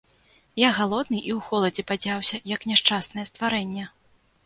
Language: Belarusian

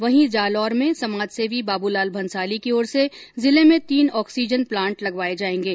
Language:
Hindi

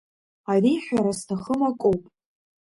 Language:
Abkhazian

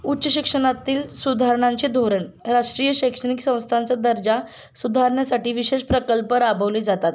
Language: Marathi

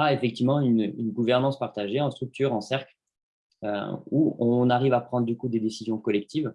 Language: French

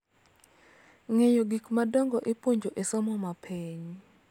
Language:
Luo (Kenya and Tanzania)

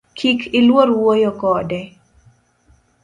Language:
Luo (Kenya and Tanzania)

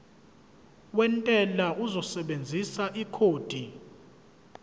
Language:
Zulu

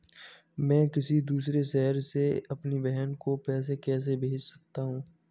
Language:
Hindi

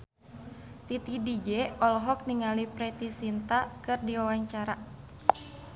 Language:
Sundanese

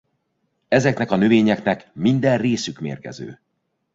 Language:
Hungarian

